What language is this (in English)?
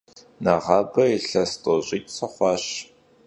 Kabardian